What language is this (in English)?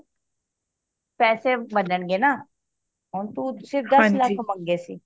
Punjabi